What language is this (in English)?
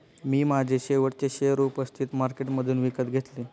Marathi